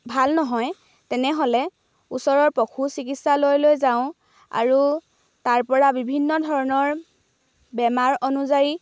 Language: Assamese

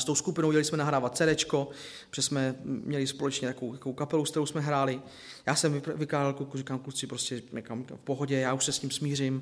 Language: Czech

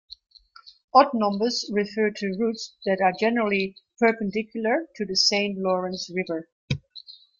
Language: English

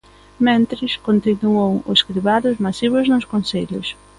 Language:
Galician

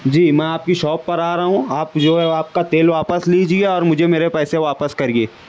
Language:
Urdu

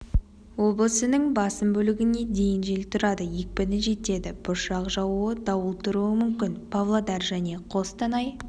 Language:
Kazakh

